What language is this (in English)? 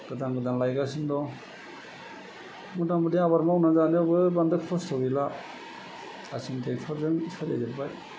Bodo